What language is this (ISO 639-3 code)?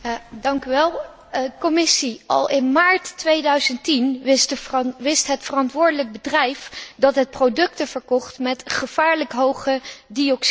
nld